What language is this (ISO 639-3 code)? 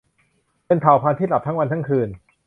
tha